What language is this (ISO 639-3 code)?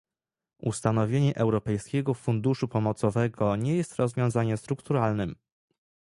pol